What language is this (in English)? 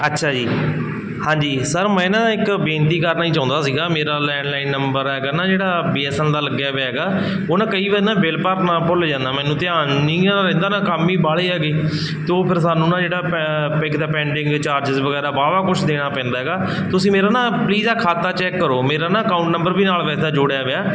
Punjabi